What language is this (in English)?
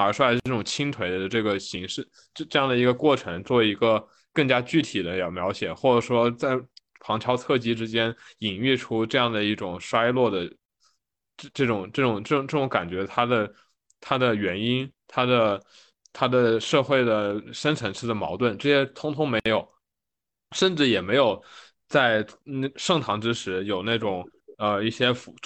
Chinese